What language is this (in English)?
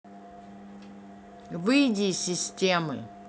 Russian